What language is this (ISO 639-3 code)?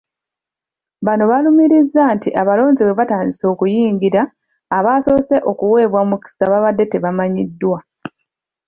lug